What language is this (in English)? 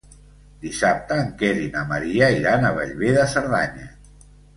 Catalan